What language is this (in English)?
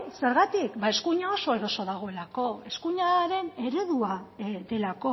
Basque